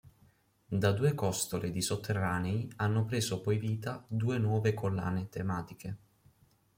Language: Italian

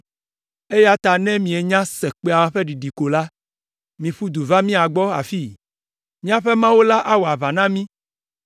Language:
Ewe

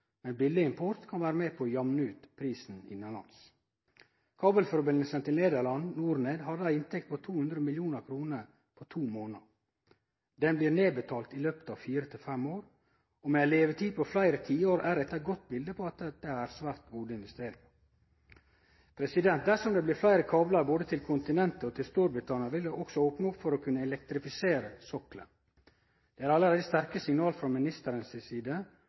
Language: Norwegian Nynorsk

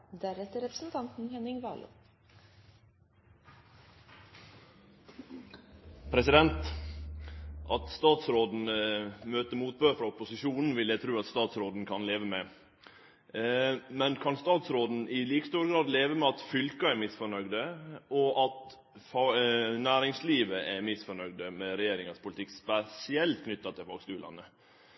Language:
Norwegian Nynorsk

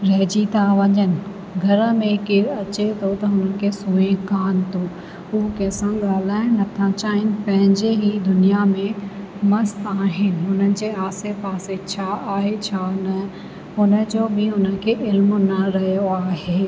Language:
Sindhi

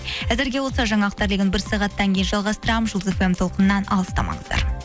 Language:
Kazakh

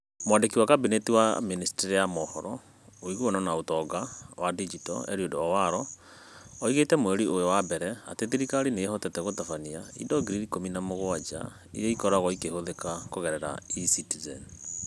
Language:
Kikuyu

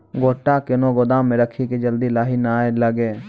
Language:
Maithili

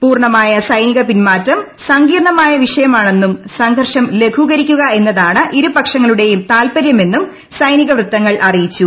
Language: Malayalam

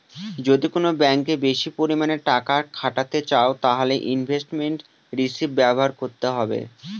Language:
Bangla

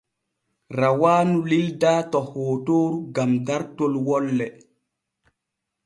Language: Borgu Fulfulde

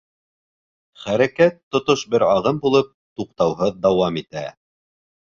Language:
Bashkir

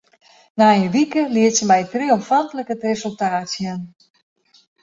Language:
Western Frisian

